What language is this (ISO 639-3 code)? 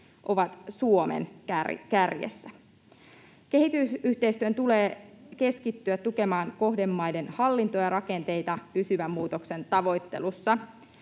fin